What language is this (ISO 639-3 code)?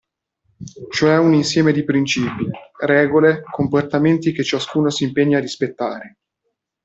ita